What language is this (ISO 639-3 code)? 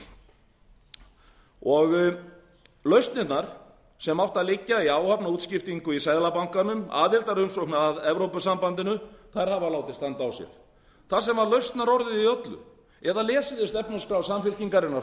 isl